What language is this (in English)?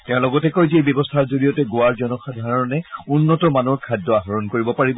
Assamese